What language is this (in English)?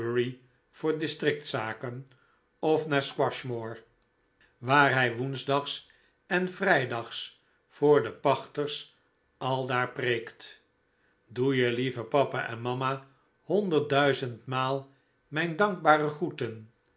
Dutch